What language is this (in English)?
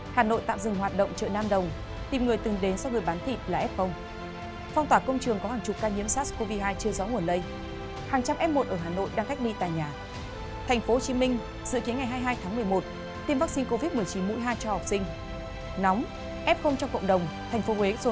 Vietnamese